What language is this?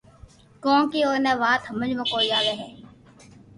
Loarki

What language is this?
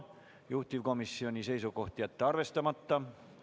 Estonian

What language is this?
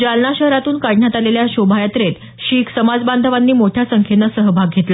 Marathi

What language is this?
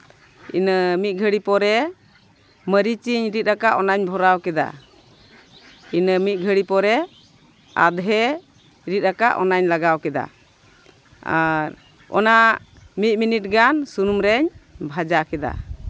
Santali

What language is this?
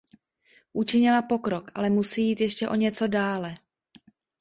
Czech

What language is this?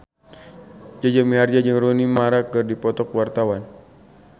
Sundanese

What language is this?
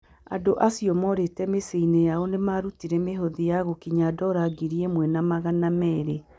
Kikuyu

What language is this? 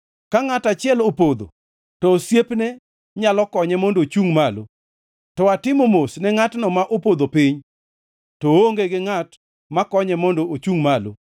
Luo (Kenya and Tanzania)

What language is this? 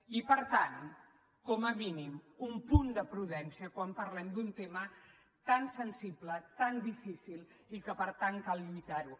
Catalan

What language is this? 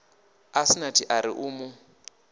Venda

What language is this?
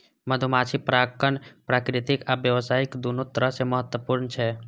Maithili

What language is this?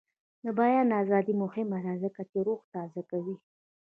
Pashto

